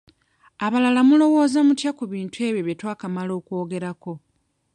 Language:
Ganda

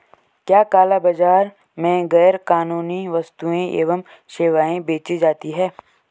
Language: Hindi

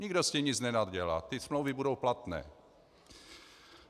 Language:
Czech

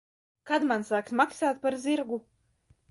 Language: Latvian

